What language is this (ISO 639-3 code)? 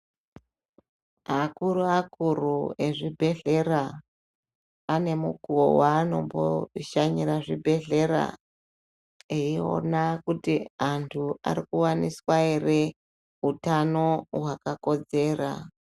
ndc